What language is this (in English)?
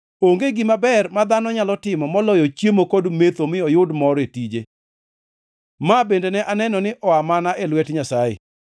Luo (Kenya and Tanzania)